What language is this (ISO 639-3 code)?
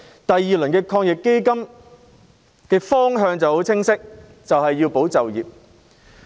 yue